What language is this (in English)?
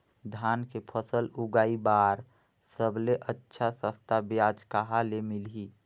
Chhattisgarhi